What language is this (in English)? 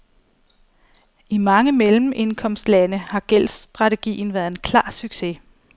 Danish